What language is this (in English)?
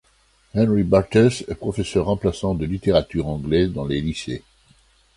French